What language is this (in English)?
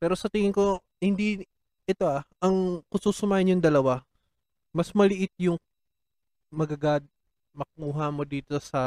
Filipino